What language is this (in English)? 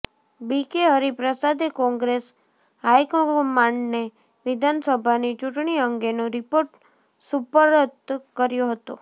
Gujarati